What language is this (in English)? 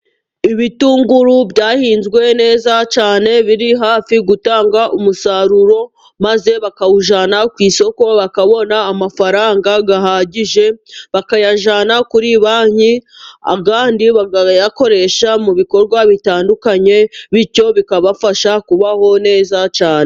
Kinyarwanda